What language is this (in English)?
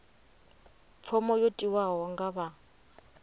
Venda